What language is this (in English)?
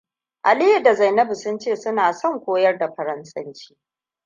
Hausa